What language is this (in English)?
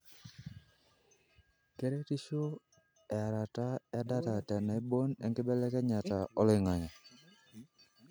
Masai